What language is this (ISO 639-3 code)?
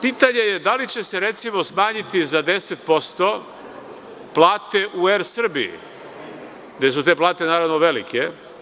srp